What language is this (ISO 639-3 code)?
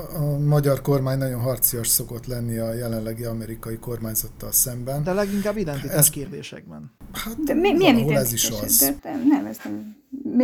hun